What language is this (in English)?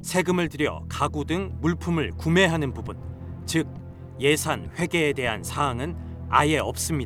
Korean